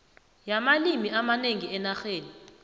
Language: South Ndebele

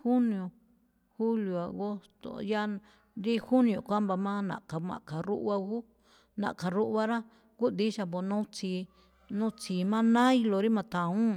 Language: Malinaltepec Me'phaa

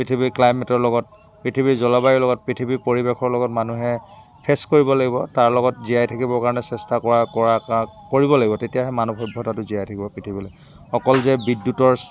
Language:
Assamese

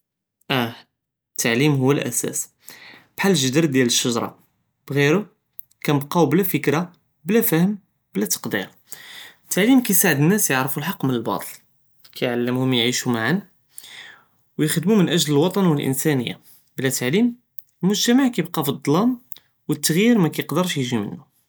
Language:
Judeo-Arabic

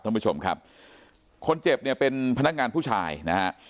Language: Thai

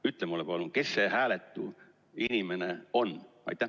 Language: Estonian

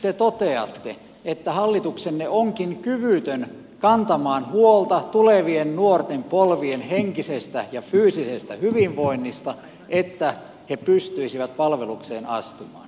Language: Finnish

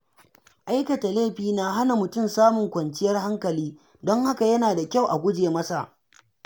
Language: Hausa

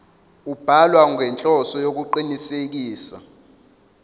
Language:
Zulu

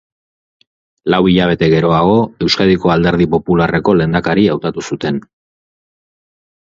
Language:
Basque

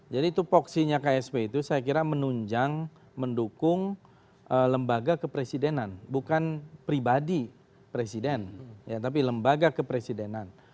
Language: Indonesian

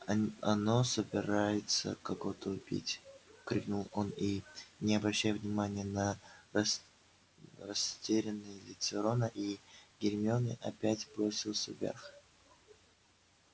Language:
Russian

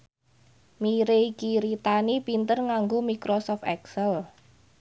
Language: Javanese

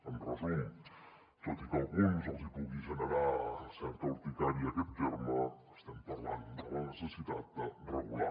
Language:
Catalan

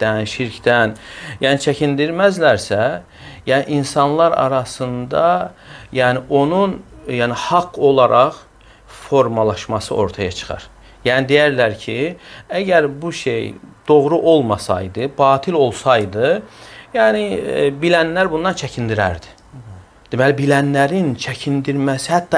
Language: Turkish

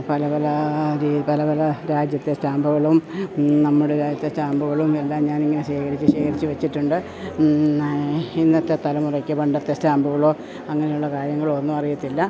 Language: Malayalam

